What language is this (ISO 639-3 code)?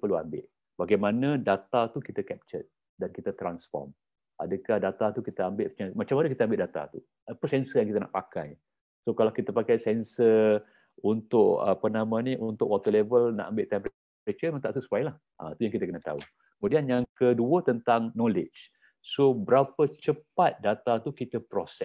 msa